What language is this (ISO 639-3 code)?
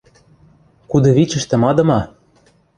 mrj